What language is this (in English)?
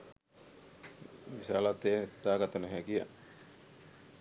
Sinhala